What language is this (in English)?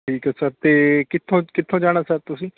Punjabi